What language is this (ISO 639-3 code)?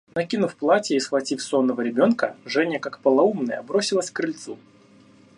rus